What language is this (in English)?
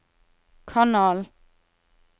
Norwegian